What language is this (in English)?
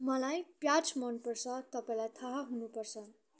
Nepali